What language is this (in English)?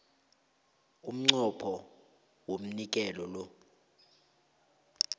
South Ndebele